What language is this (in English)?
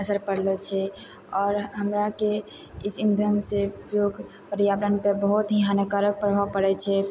Maithili